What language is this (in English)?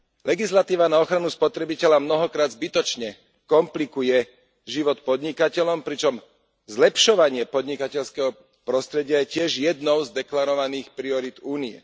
Slovak